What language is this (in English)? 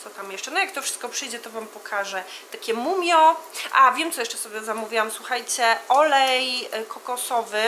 Polish